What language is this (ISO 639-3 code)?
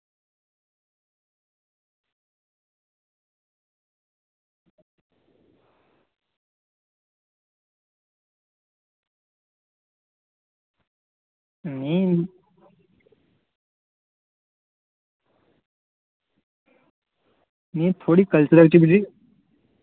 doi